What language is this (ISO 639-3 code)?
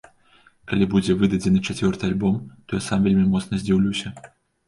bel